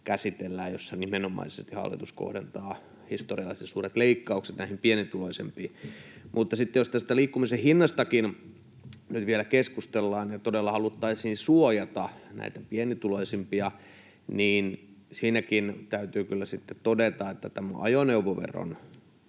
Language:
Finnish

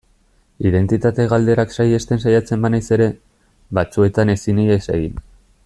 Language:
Basque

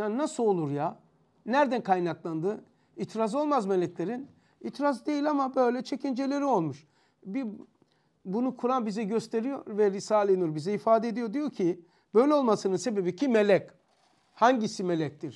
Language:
Turkish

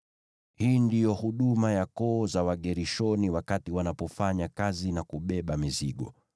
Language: Swahili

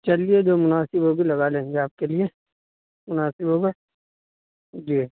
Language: Urdu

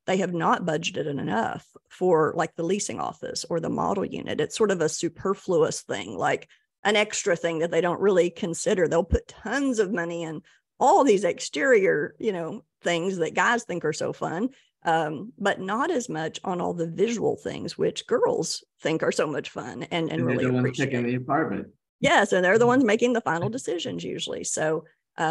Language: English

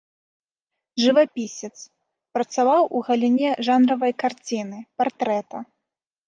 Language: Belarusian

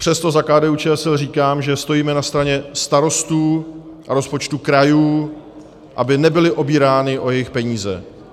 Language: Czech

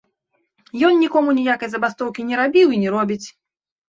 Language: Belarusian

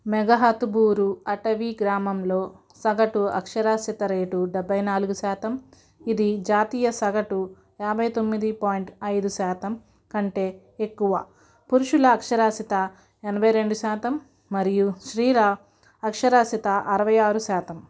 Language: Telugu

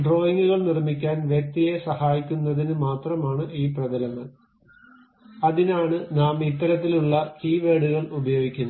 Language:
Malayalam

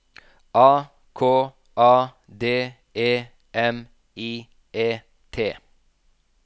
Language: Norwegian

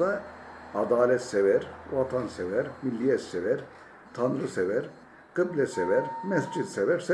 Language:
Turkish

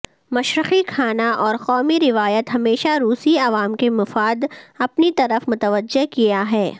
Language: Urdu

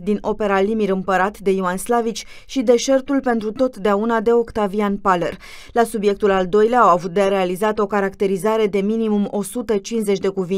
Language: Romanian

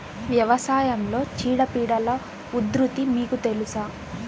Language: Telugu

